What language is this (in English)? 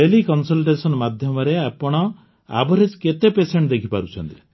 Odia